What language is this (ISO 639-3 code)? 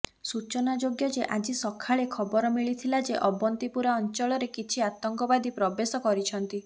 ori